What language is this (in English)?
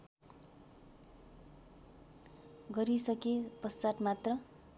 Nepali